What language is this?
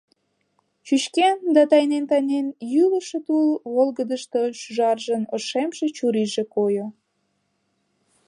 Mari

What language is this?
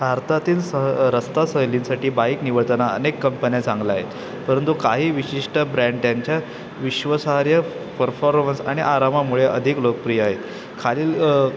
Marathi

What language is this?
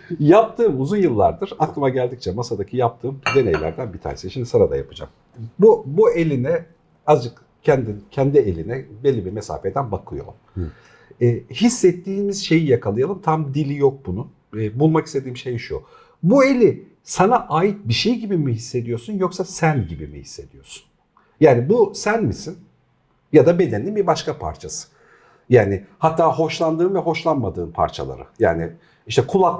Turkish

